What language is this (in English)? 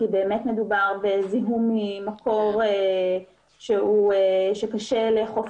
Hebrew